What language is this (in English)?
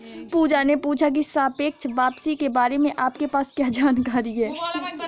Hindi